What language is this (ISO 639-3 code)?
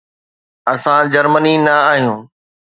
snd